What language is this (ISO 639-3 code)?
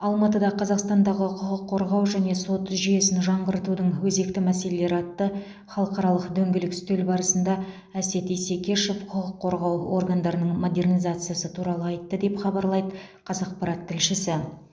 kaz